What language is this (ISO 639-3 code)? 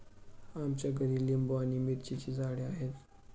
mar